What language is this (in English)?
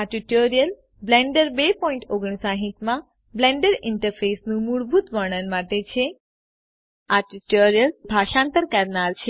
Gujarati